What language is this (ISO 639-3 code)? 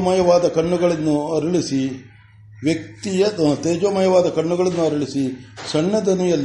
kan